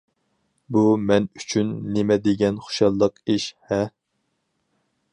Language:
Uyghur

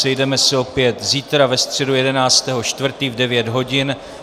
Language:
Czech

